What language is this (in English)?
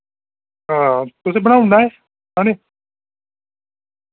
Dogri